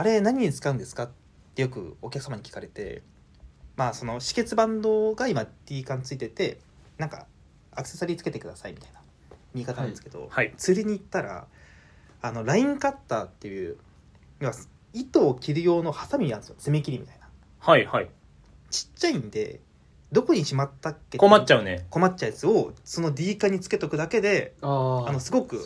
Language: Japanese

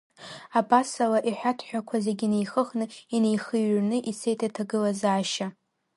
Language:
Abkhazian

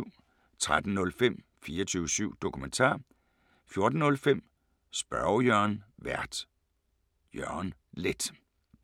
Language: Danish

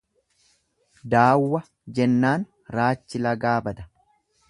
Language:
Oromo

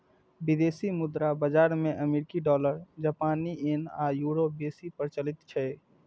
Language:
Maithili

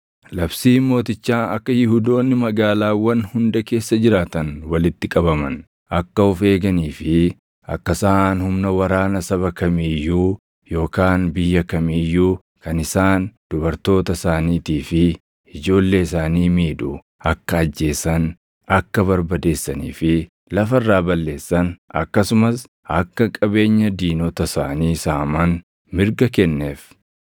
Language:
Oromo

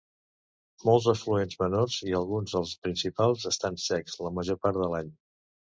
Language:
Catalan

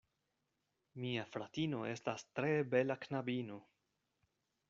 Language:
Esperanto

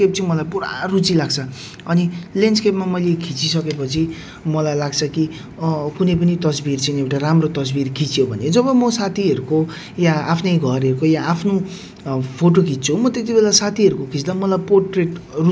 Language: Nepali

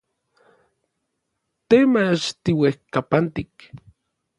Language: Orizaba Nahuatl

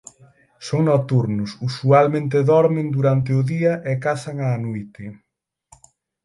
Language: Galician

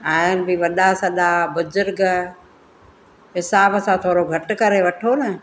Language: Sindhi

